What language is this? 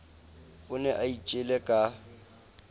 Southern Sotho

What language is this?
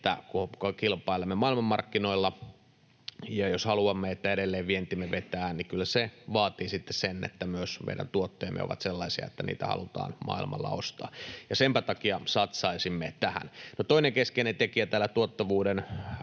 Finnish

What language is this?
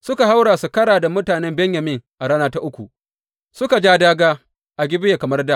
Hausa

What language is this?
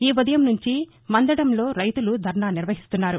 Telugu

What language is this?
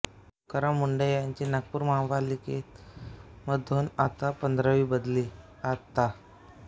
Marathi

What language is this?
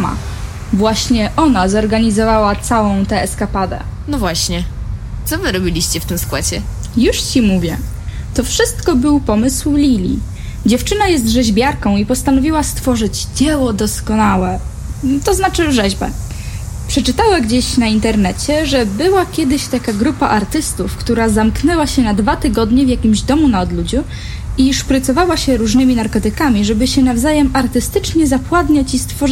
Polish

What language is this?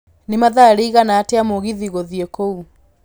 Kikuyu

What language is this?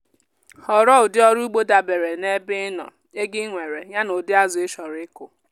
Igbo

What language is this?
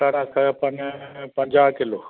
Sindhi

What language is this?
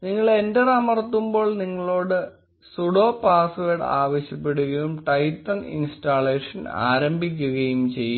Malayalam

